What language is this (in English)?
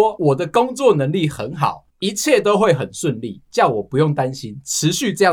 Chinese